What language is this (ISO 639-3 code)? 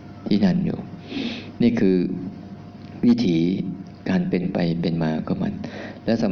tha